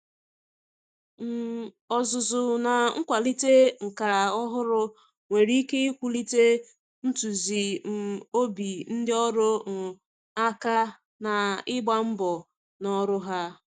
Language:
Igbo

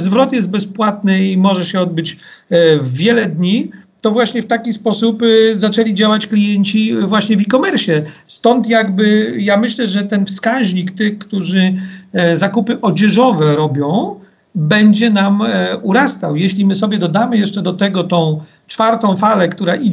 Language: Polish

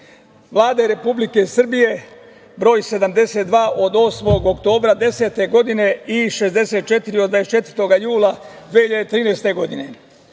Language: Serbian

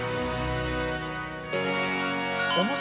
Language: Japanese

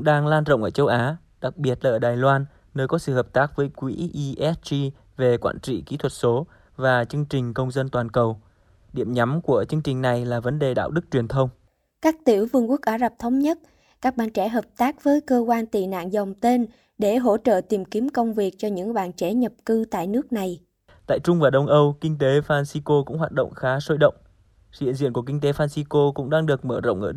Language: Vietnamese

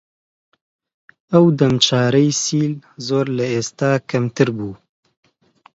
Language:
Central Kurdish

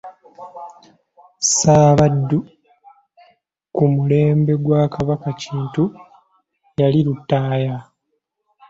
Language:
Ganda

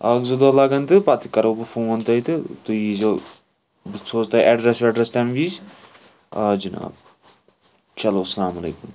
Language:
Kashmiri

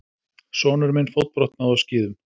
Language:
Icelandic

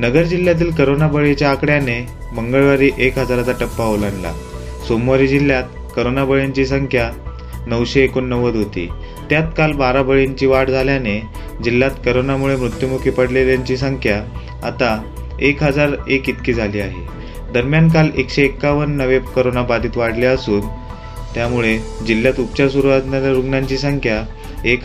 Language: Marathi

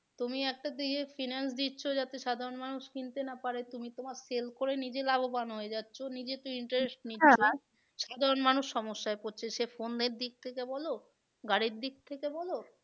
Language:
Bangla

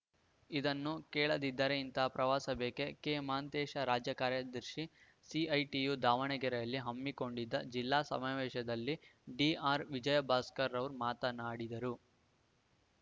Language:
Kannada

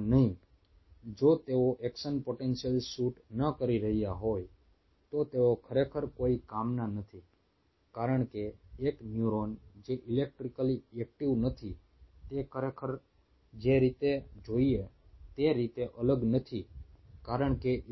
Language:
Gujarati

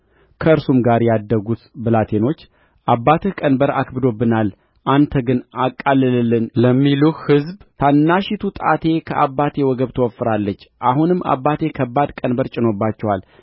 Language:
Amharic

